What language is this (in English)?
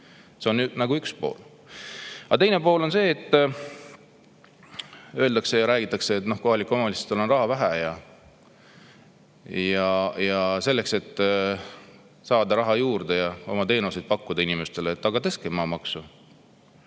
Estonian